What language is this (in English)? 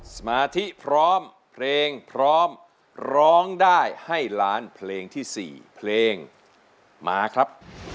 Thai